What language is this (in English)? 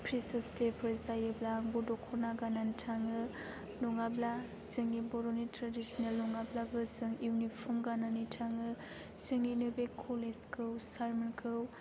Bodo